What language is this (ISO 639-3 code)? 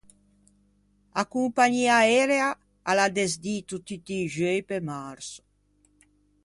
lij